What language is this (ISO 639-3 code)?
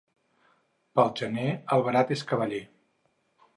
cat